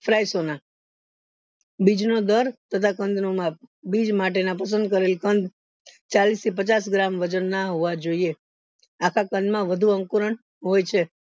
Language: Gujarati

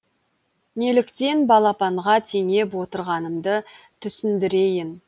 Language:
Kazakh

